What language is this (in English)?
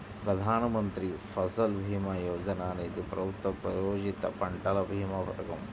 Telugu